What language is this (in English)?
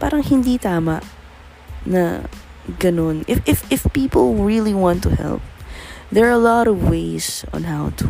Filipino